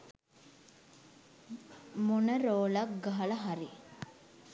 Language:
Sinhala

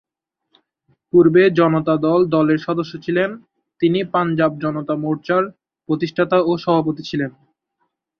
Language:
Bangla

